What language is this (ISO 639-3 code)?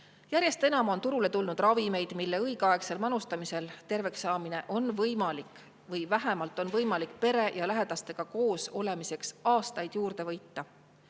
est